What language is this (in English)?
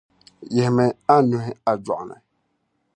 Dagbani